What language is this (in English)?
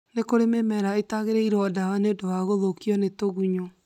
Kikuyu